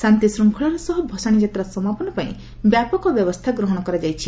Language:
Odia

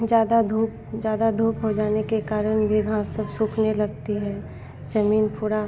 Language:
Hindi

